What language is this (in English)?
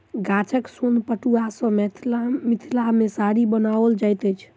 Maithili